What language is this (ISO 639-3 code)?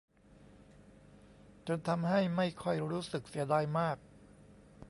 tha